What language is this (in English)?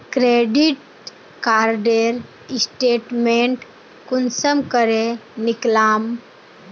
Magahi